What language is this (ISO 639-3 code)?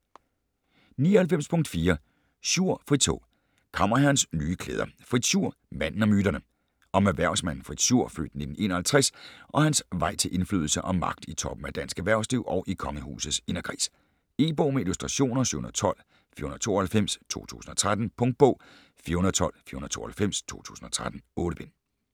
dan